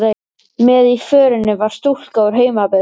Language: Icelandic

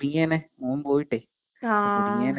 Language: Malayalam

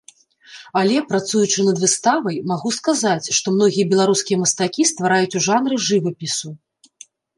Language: Belarusian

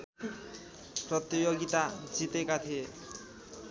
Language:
Nepali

